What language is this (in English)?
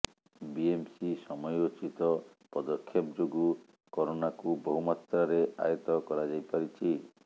Odia